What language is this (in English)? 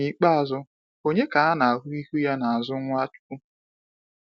Igbo